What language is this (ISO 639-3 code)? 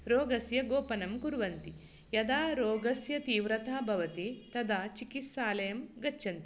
san